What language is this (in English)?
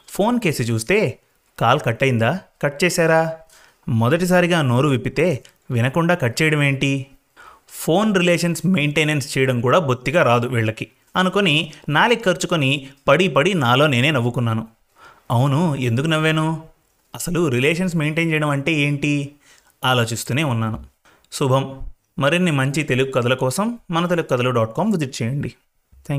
Telugu